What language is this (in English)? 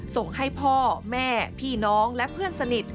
Thai